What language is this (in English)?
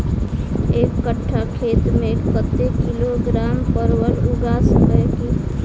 Maithili